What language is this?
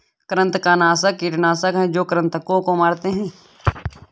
Hindi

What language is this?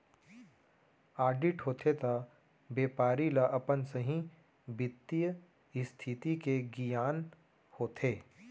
Chhattisgarhi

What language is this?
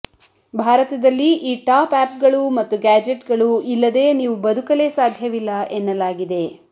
Kannada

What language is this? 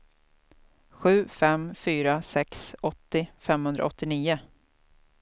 Swedish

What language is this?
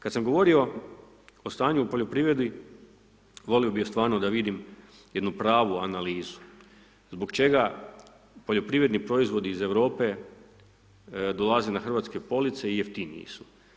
Croatian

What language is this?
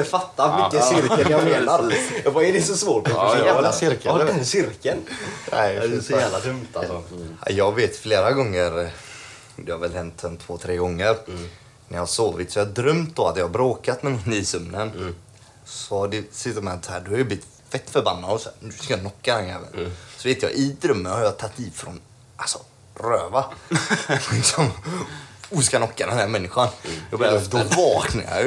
Swedish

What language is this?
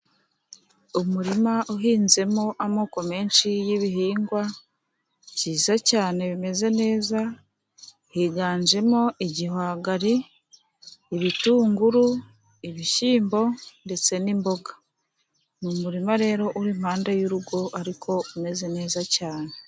Kinyarwanda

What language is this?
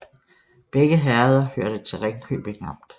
Danish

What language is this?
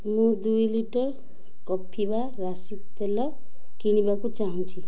Odia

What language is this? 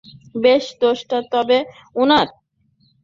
Bangla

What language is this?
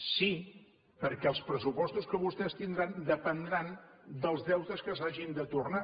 Catalan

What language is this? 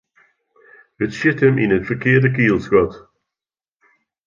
Western Frisian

